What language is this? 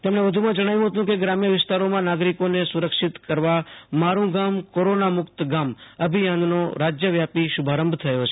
Gujarati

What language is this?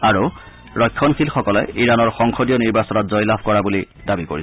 Assamese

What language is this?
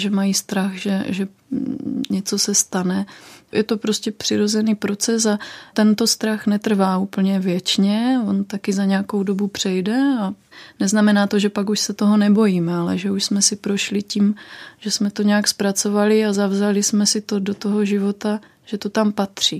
Czech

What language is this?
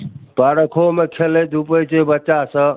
Maithili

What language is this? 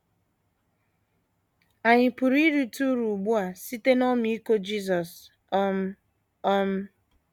Igbo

